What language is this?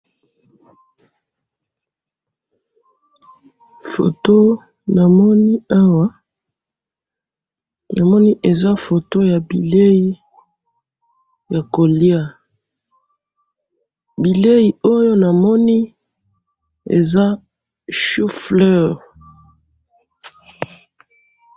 Lingala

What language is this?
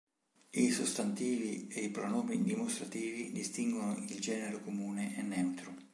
Italian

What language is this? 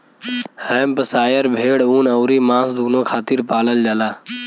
Bhojpuri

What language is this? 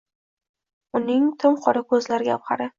Uzbek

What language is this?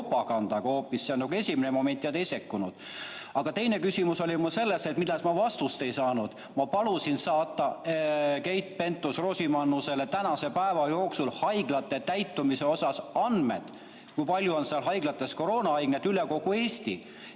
Estonian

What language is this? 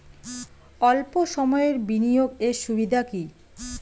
Bangla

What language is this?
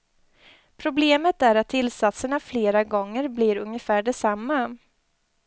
Swedish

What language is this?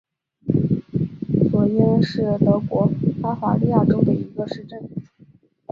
Chinese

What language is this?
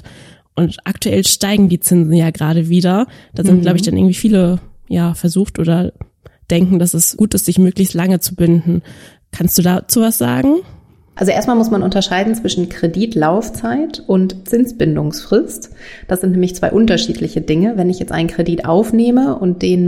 German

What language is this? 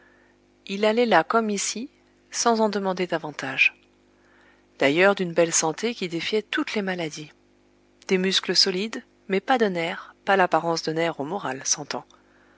French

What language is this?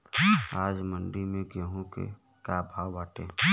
Bhojpuri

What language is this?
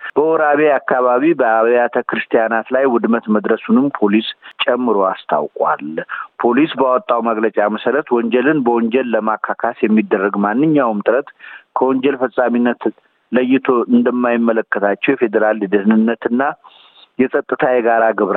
Amharic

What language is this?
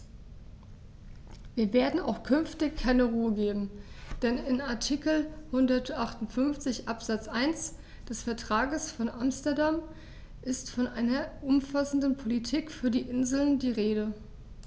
German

